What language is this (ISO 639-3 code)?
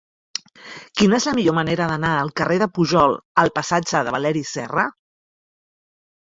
cat